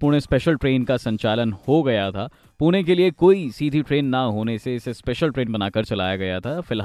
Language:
Hindi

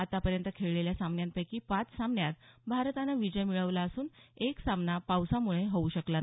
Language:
Marathi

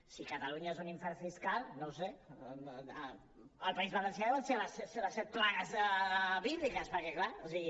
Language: Catalan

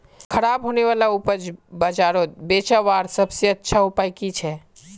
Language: Magahi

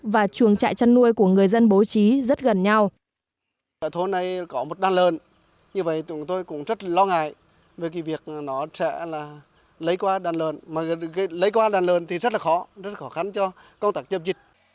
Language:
Vietnamese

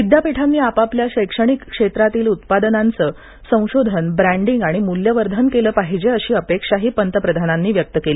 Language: Marathi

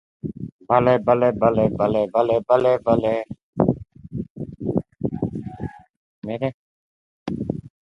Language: Persian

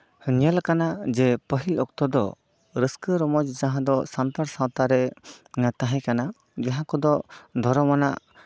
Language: Santali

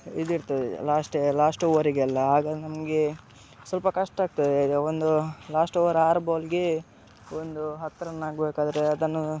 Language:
Kannada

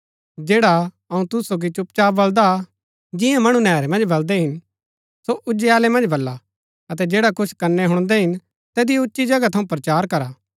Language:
Gaddi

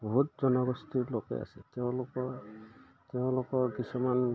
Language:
Assamese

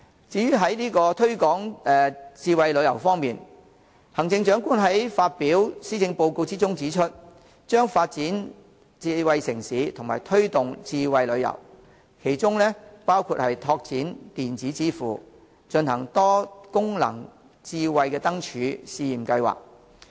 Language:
Cantonese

